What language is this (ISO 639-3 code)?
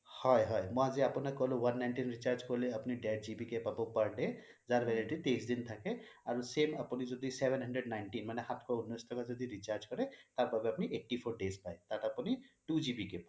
asm